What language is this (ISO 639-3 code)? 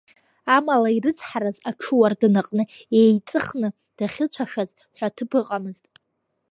abk